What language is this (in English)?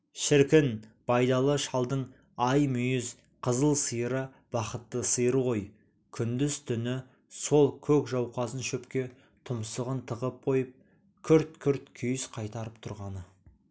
Kazakh